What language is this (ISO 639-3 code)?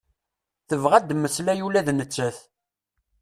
kab